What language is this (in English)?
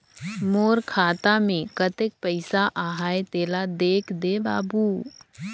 Chhattisgarhi